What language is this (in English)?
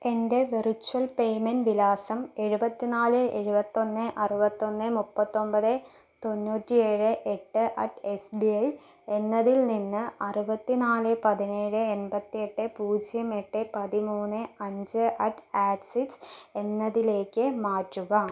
Malayalam